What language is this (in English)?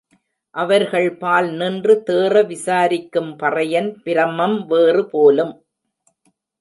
Tamil